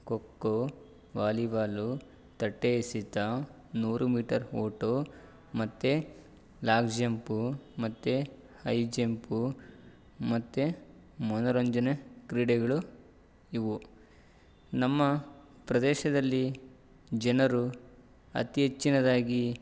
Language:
Kannada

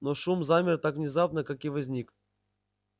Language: Russian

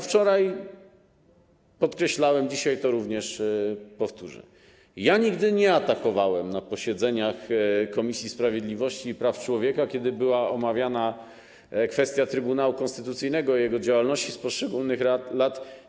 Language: Polish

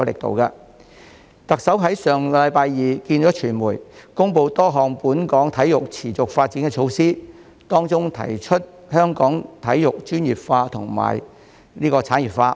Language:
Cantonese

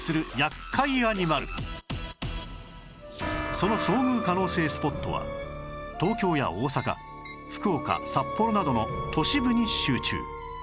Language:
Japanese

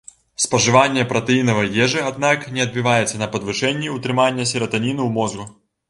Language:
Belarusian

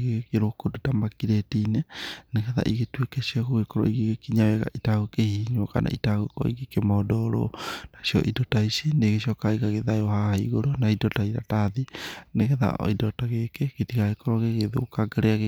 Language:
Kikuyu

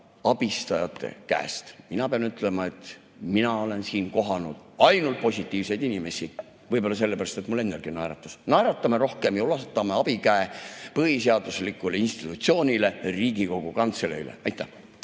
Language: Estonian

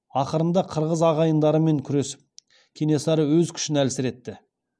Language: Kazakh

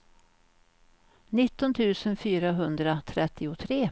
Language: Swedish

